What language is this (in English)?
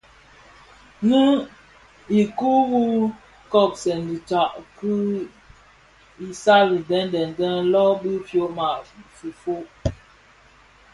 Bafia